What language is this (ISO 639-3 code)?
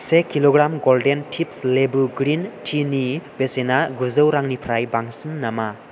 brx